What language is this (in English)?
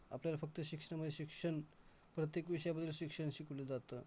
Marathi